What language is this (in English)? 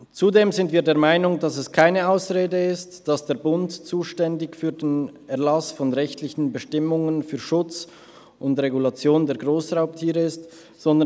Swiss German